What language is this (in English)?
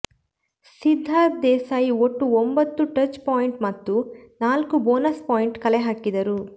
Kannada